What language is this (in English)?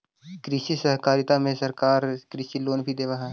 Magahi